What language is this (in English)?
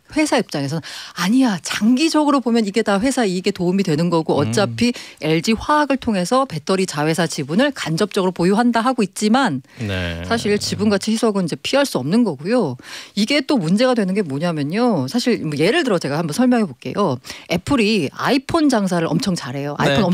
Korean